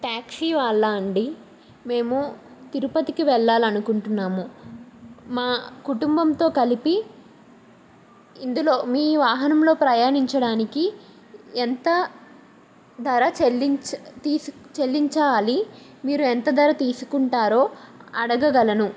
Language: Telugu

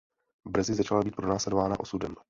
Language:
Czech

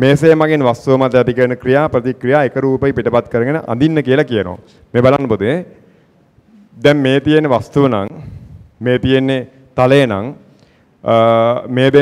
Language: Danish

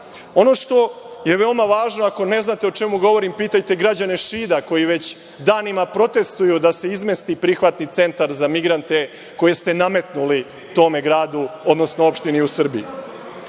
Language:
Serbian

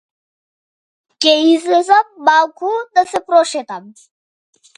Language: Macedonian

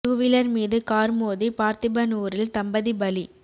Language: Tamil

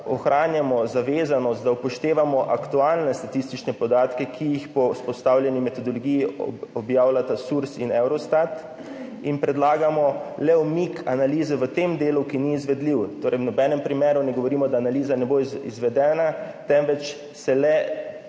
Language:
Slovenian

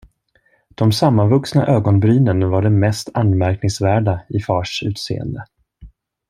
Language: Swedish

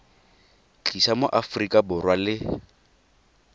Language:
Tswana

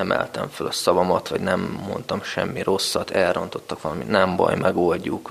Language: Hungarian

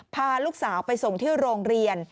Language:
Thai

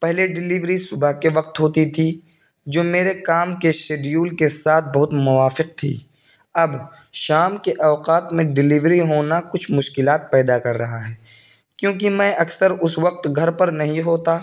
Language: Urdu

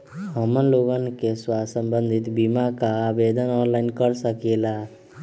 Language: Magahi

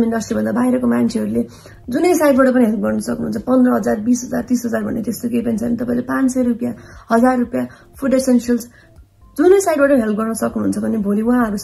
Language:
Indonesian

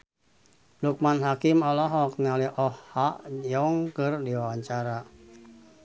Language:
Sundanese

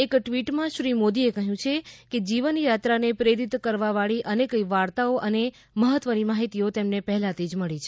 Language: Gujarati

